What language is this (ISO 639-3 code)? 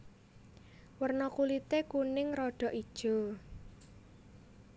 jav